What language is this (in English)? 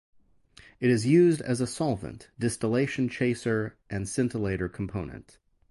English